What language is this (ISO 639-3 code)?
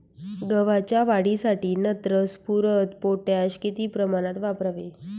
mar